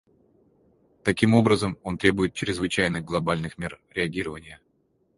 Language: Russian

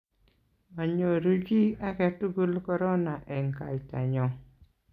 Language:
Kalenjin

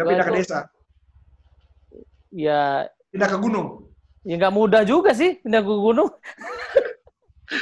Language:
Indonesian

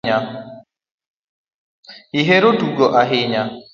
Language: Luo (Kenya and Tanzania)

